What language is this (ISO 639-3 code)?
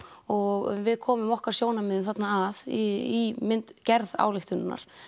isl